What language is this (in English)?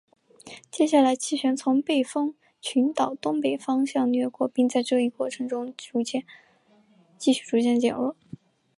Chinese